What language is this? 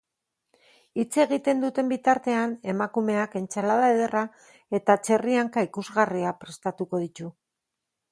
Basque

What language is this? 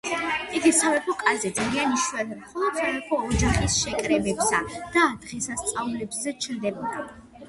Georgian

